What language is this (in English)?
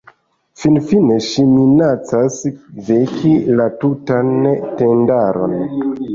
Esperanto